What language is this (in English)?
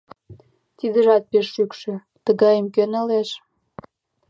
Mari